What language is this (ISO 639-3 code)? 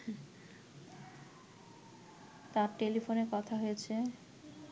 ben